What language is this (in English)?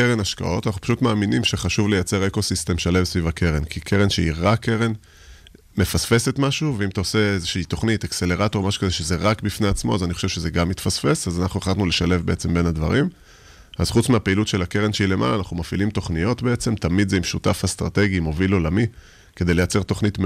Hebrew